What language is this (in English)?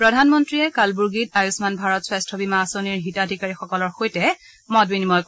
Assamese